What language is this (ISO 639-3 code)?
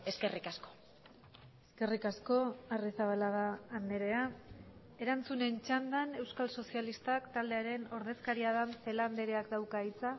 eus